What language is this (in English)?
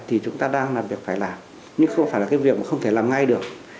Vietnamese